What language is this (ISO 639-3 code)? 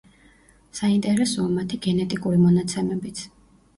kat